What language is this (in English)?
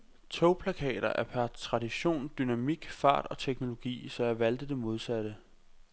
Danish